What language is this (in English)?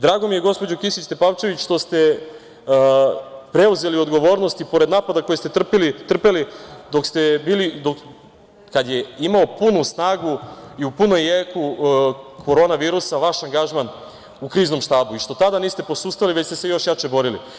Serbian